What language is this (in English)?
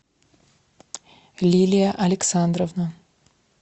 Russian